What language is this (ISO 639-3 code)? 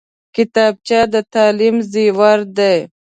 pus